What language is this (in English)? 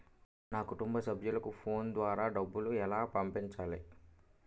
Telugu